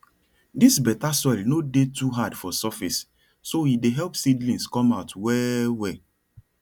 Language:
Nigerian Pidgin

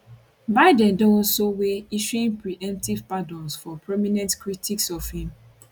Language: Nigerian Pidgin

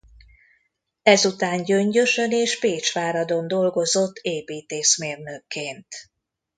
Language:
Hungarian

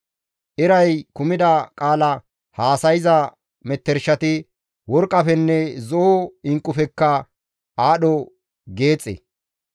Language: Gamo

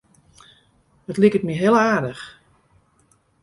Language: Western Frisian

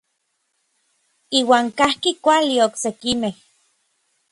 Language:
Orizaba Nahuatl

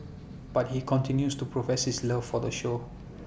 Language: English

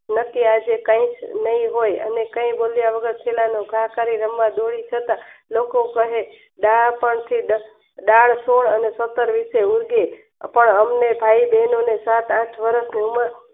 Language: Gujarati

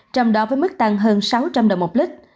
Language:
Vietnamese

